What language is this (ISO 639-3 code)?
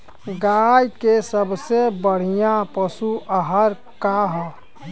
bho